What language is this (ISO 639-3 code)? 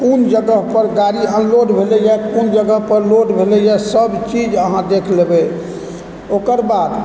mai